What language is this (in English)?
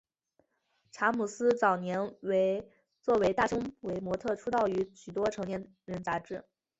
Chinese